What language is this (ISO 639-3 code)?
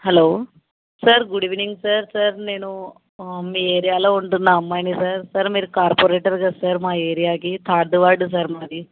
tel